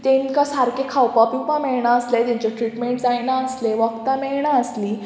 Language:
Konkani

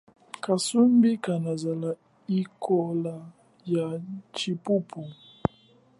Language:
Chokwe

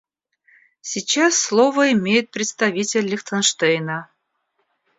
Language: Russian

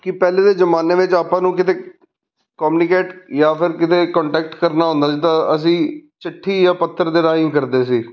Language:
Punjabi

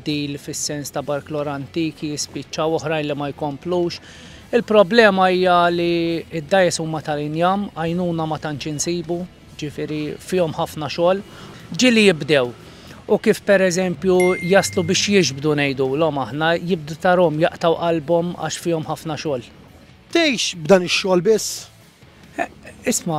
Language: Arabic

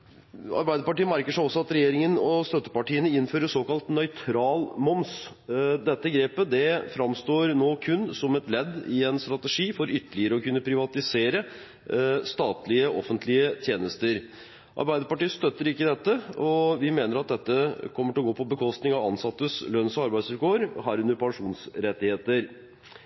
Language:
Norwegian Bokmål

